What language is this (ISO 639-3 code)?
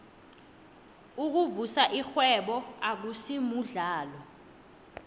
nbl